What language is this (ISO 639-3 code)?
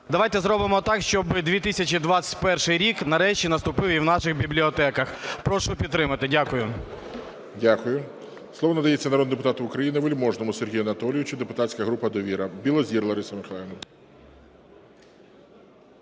ukr